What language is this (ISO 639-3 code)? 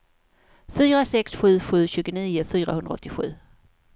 swe